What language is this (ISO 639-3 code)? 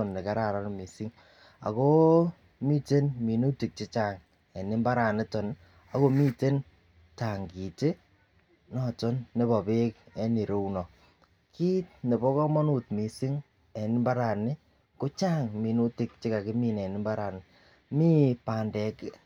kln